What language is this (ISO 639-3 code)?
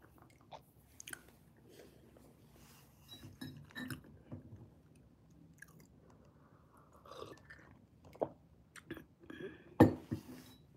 fil